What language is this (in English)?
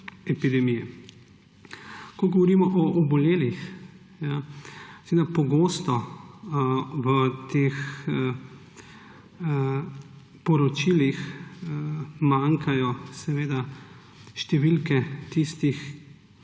Slovenian